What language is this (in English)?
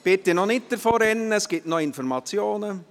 Swiss German